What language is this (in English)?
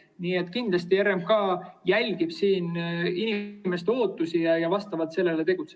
Estonian